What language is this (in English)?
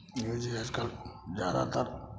Maithili